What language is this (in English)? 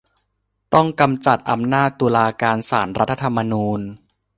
Thai